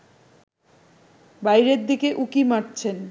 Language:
Bangla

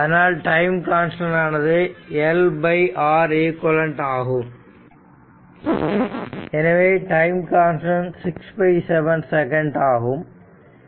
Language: Tamil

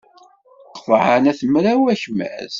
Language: Kabyle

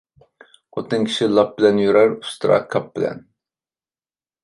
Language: Uyghur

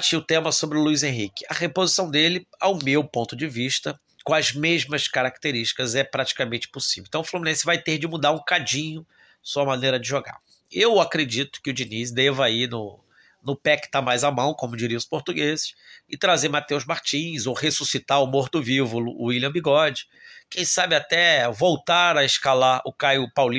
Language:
Portuguese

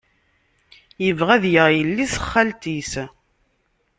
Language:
Kabyle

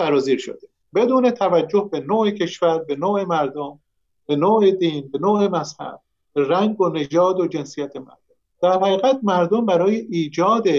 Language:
Persian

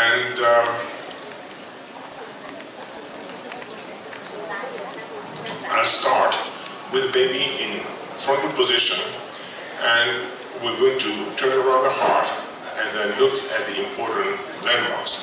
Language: English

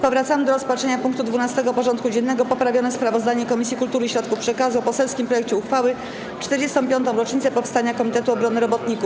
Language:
Polish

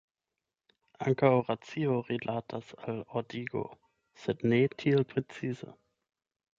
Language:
Esperanto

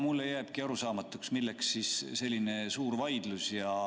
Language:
Estonian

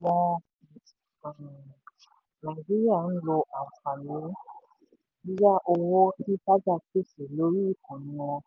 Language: Yoruba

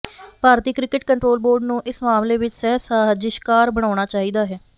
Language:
Punjabi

